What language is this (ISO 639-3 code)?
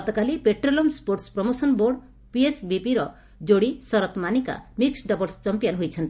ori